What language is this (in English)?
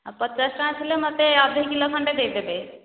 Odia